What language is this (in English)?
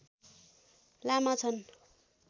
Nepali